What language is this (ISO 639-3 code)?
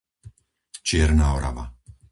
slk